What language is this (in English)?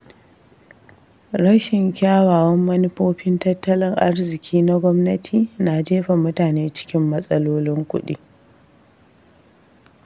Hausa